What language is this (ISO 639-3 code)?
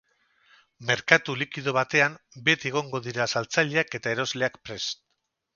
eus